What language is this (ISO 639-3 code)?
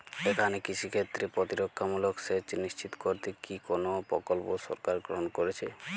ben